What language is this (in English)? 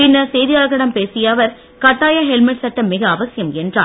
Tamil